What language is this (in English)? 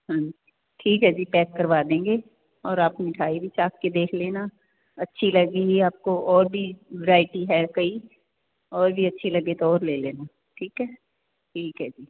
Punjabi